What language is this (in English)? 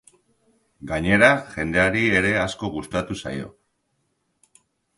Basque